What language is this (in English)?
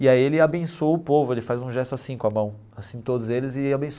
Portuguese